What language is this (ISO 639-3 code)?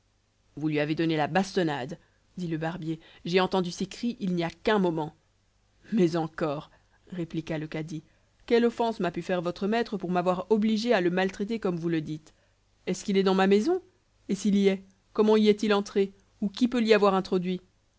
fra